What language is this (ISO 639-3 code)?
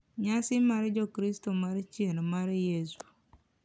luo